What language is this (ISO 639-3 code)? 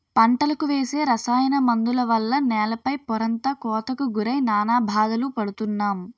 tel